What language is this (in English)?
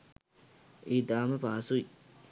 Sinhala